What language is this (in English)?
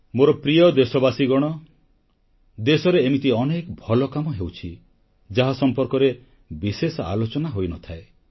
Odia